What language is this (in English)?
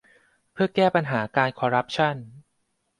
Thai